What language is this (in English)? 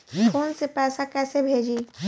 Bhojpuri